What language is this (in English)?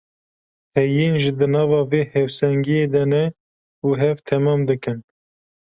Kurdish